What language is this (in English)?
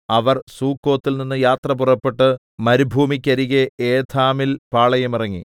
Malayalam